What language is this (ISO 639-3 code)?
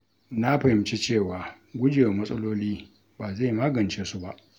hau